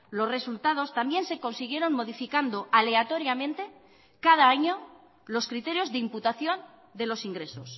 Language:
Spanish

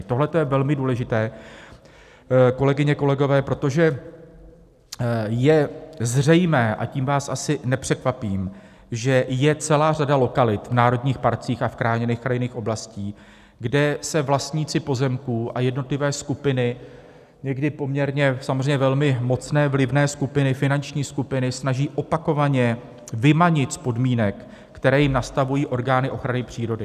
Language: Czech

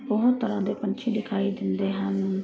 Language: Punjabi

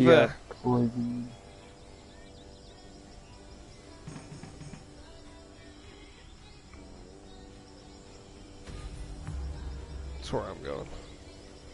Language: English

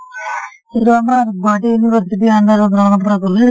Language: Assamese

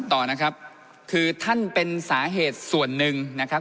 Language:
Thai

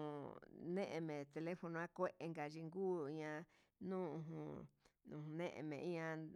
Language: Huitepec Mixtec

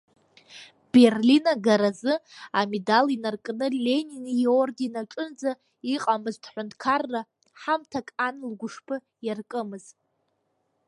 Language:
Abkhazian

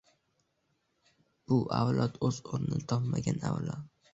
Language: Uzbek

